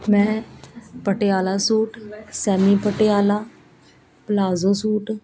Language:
Punjabi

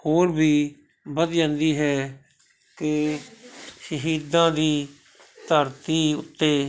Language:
Punjabi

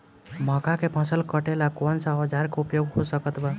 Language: Bhojpuri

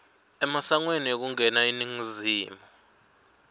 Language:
Swati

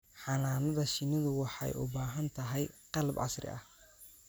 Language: Somali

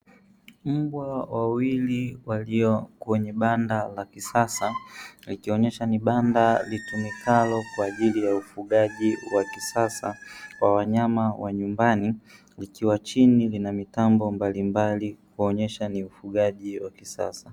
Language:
Swahili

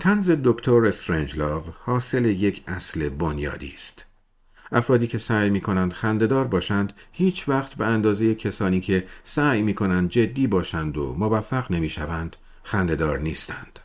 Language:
Persian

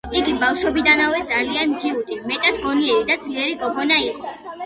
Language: Georgian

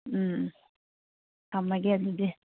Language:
Manipuri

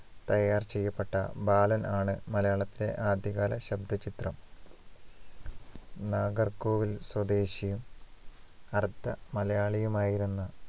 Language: Malayalam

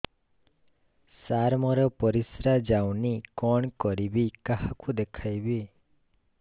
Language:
Odia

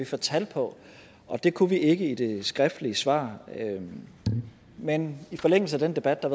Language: Danish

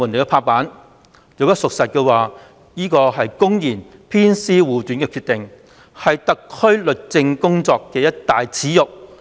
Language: Cantonese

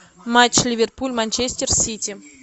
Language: Russian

